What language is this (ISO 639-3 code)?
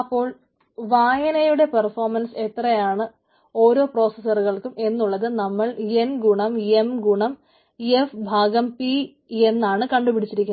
mal